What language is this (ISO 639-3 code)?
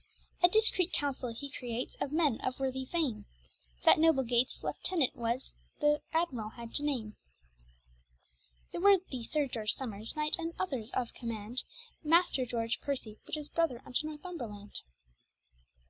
eng